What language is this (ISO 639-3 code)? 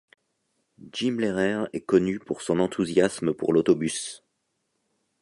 fra